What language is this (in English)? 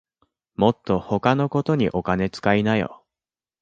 Japanese